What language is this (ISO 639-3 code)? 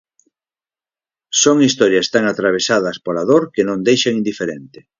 glg